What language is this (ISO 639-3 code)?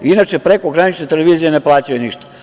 srp